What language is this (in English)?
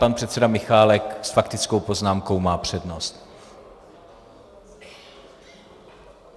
Czech